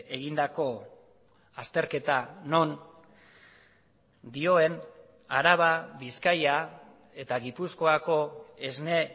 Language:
Basque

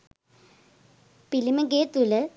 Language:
Sinhala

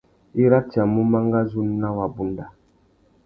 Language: Tuki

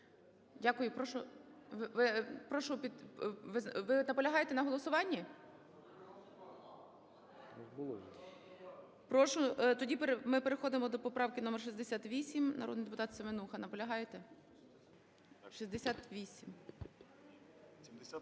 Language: Ukrainian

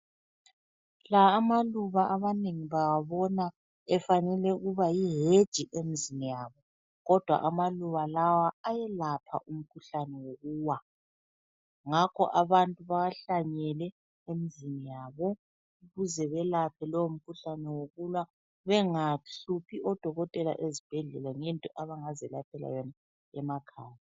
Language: North Ndebele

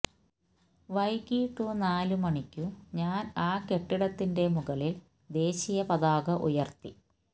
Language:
Malayalam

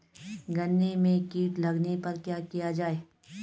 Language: Hindi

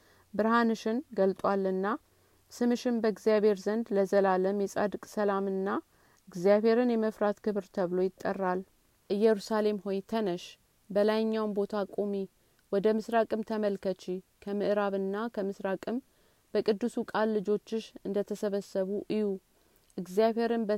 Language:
Amharic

